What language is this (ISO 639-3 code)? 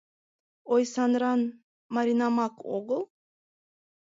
chm